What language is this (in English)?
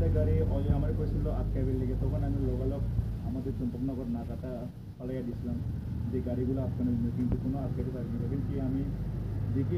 Arabic